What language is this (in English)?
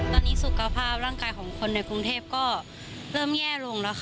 Thai